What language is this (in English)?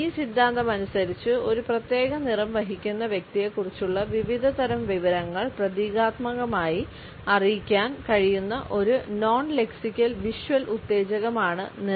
Malayalam